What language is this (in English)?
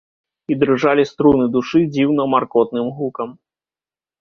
Belarusian